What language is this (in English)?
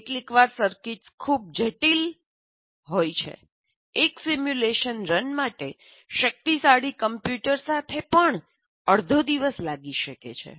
Gujarati